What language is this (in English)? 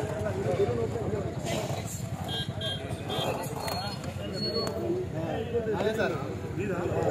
Arabic